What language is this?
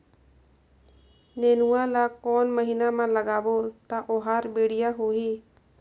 Chhattisgarhi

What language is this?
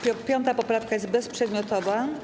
Polish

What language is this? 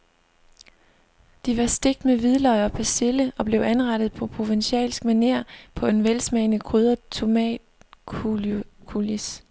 Danish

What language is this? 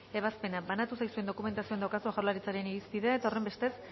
Basque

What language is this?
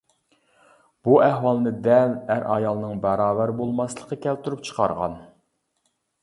Uyghur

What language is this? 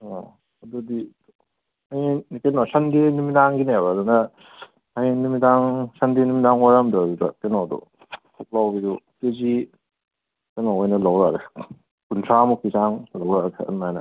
Manipuri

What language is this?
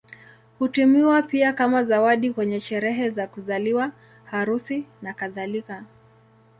Swahili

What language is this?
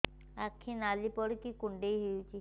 Odia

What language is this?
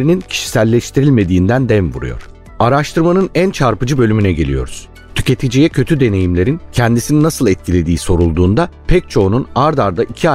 Turkish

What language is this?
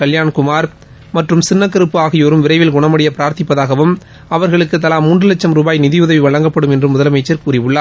Tamil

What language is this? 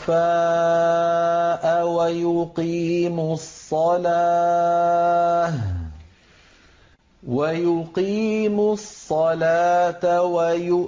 Arabic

